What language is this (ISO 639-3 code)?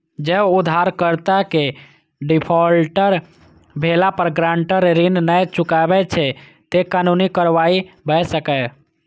mai